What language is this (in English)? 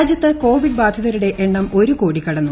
Malayalam